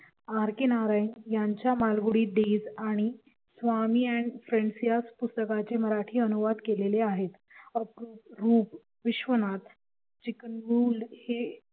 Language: Marathi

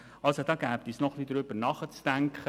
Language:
Swiss German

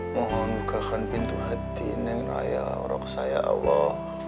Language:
Indonesian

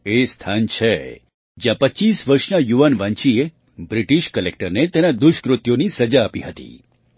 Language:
Gujarati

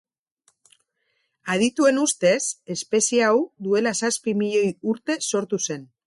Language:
Basque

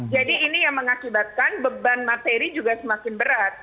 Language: Indonesian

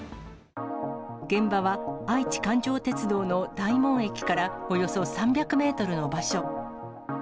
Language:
Japanese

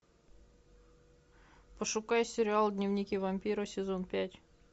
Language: Russian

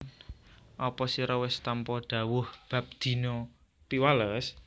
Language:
Javanese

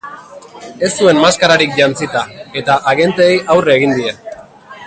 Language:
Basque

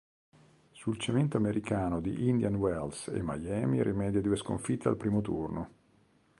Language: Italian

